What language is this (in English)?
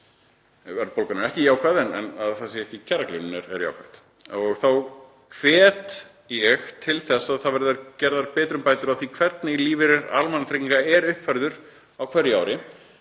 Icelandic